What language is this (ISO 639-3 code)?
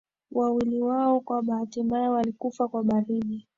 swa